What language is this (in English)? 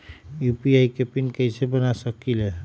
Magahi